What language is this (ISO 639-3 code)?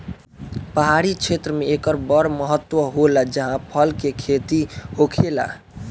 bho